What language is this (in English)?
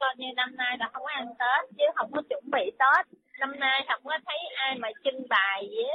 Vietnamese